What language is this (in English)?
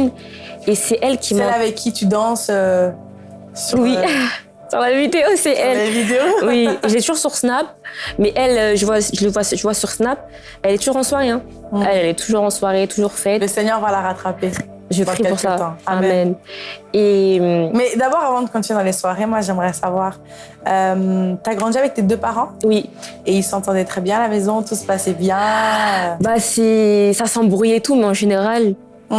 French